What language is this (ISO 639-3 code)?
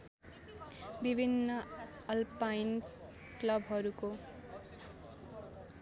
nep